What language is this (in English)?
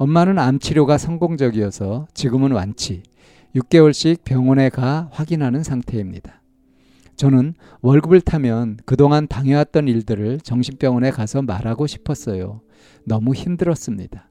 Korean